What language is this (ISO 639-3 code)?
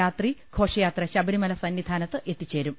mal